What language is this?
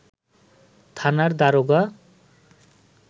Bangla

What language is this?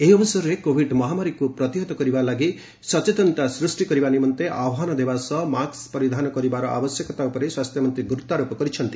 Odia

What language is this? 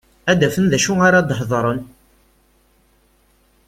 Kabyle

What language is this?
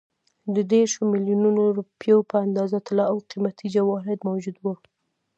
Pashto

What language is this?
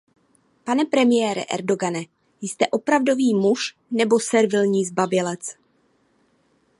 Czech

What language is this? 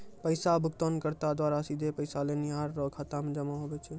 Maithili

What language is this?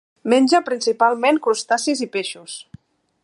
Catalan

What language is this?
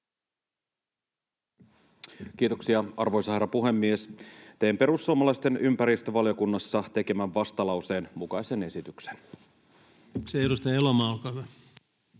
Finnish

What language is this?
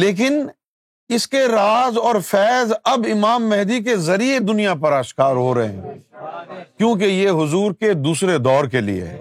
Urdu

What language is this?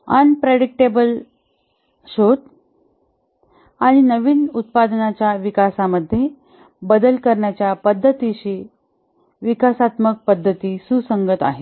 Marathi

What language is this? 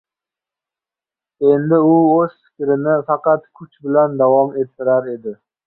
Uzbek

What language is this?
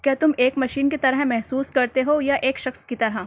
Urdu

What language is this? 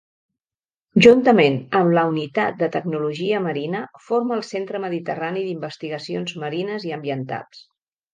Catalan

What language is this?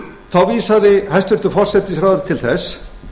Icelandic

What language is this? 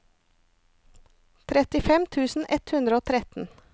Norwegian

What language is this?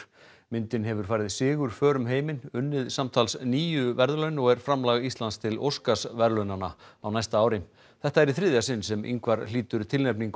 Icelandic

